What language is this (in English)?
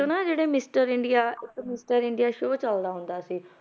Punjabi